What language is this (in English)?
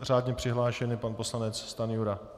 Czech